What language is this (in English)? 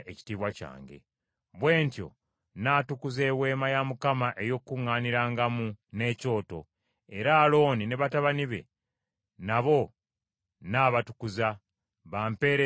Ganda